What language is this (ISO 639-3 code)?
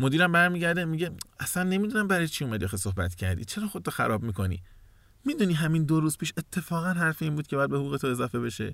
fas